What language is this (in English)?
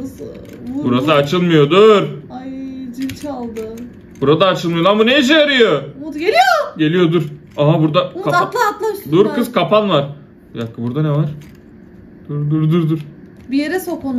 Turkish